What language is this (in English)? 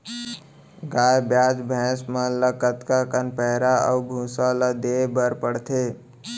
Chhattisgarhi